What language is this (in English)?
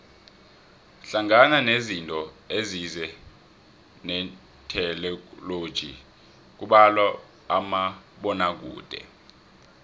South Ndebele